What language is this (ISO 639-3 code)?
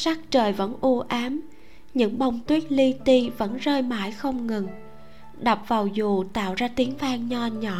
vie